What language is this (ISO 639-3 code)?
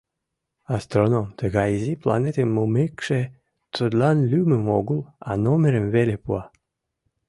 chm